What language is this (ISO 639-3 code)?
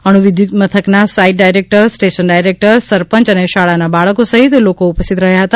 guj